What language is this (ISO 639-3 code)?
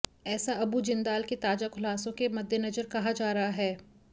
hin